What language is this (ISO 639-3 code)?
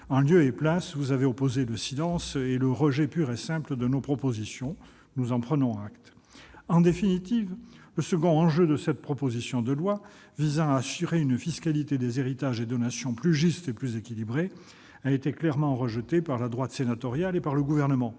fra